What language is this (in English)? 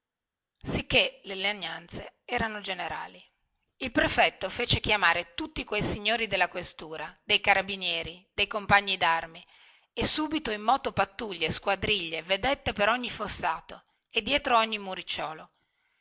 Italian